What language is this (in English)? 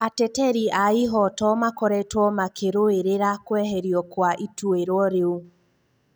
Kikuyu